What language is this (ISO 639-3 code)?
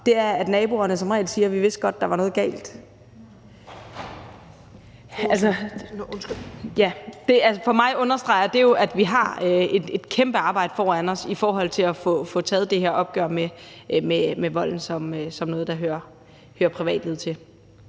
dan